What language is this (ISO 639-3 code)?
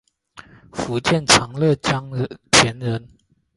zho